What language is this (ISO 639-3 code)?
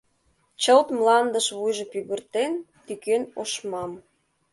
chm